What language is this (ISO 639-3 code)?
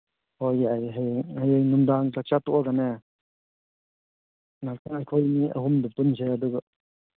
mni